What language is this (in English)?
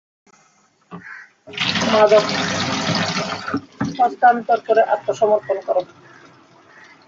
Bangla